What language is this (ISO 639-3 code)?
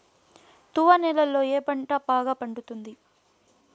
tel